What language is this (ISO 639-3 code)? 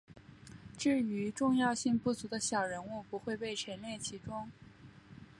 zho